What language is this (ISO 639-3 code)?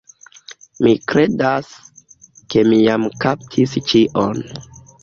epo